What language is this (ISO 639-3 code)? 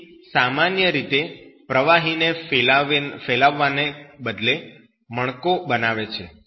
guj